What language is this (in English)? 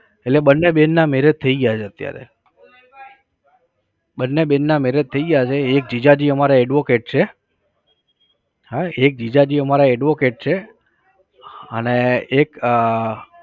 Gujarati